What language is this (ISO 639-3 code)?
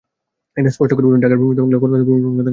ben